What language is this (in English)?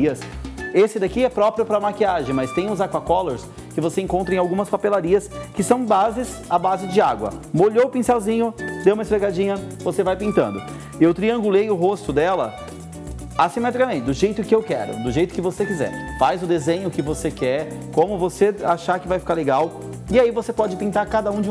Portuguese